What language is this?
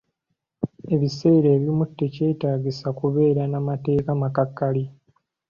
Ganda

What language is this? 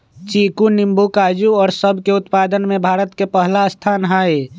Magahi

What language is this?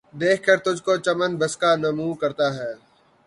Urdu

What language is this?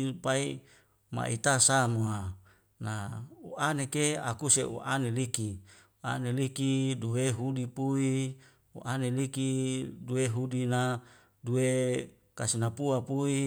Wemale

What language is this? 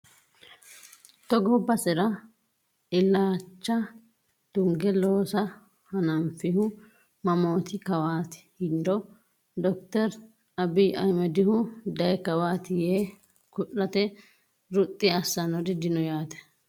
Sidamo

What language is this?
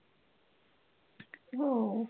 Marathi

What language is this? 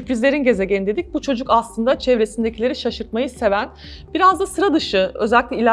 Turkish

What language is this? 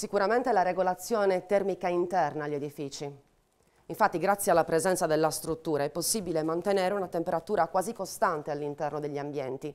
Italian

